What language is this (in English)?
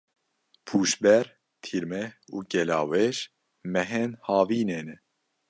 Kurdish